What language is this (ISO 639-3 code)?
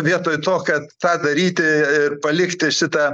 lit